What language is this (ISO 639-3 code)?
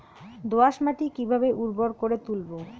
ben